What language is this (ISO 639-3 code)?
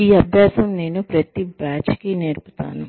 tel